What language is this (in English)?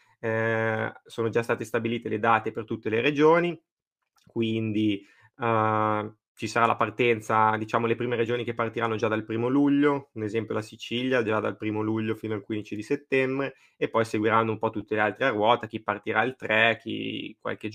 Italian